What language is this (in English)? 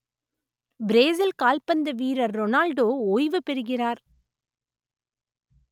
Tamil